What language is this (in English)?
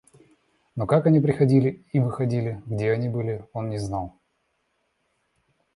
Russian